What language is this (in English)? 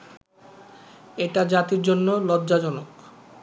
Bangla